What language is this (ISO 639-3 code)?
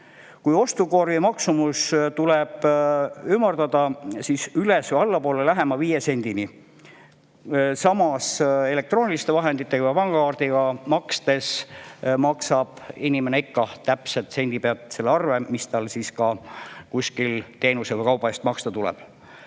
est